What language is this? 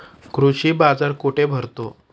Marathi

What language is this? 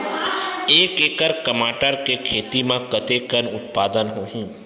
Chhattisgarhi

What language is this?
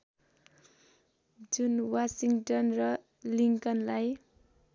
Nepali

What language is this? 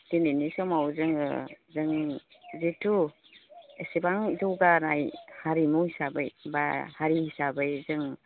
Bodo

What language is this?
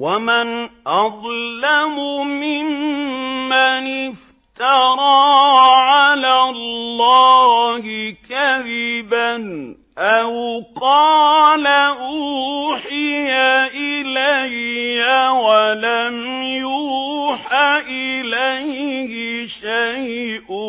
Arabic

